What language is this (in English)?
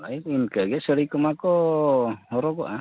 Santali